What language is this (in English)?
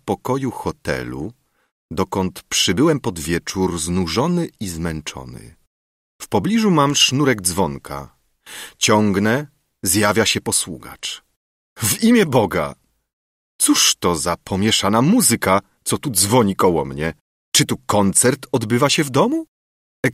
Polish